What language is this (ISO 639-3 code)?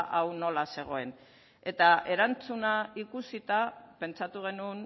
eus